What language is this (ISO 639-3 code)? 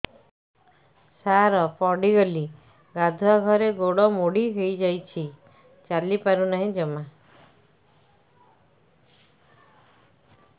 ori